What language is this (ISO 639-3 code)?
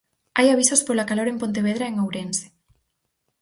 glg